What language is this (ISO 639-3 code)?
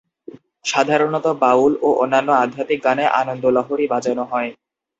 ben